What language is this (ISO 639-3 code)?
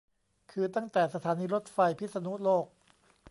tha